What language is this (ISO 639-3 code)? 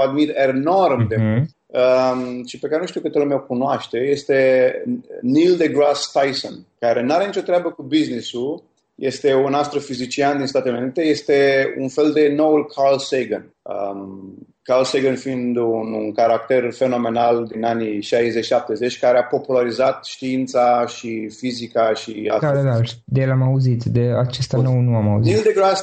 ron